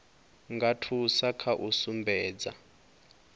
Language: Venda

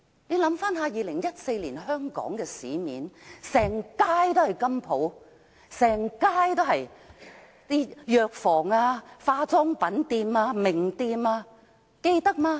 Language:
Cantonese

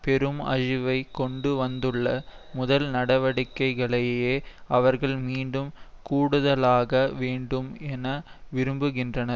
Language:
Tamil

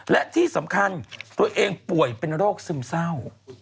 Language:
Thai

